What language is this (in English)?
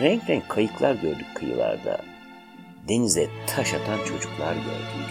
Turkish